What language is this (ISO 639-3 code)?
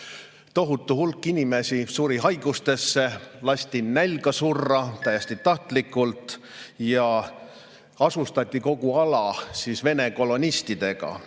est